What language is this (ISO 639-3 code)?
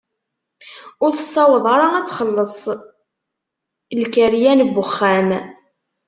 kab